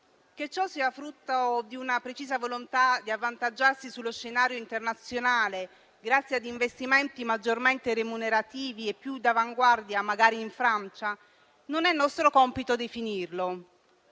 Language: Italian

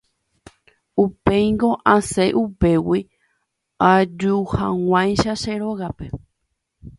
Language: Guarani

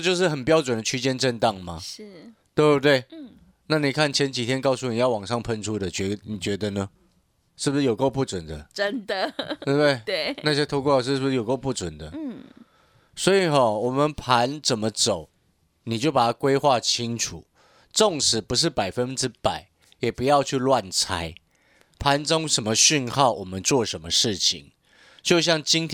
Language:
Chinese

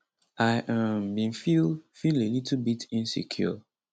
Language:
Nigerian Pidgin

